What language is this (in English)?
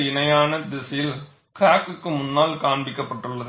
Tamil